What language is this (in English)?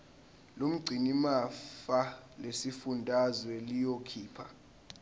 Zulu